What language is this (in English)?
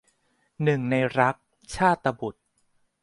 Thai